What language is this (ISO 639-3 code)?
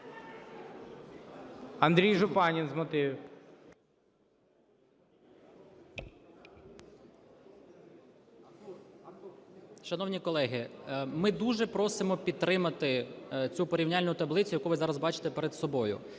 ukr